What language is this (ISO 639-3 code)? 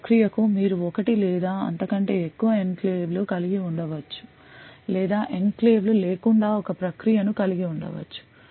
tel